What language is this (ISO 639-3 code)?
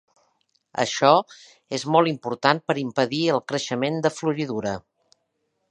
cat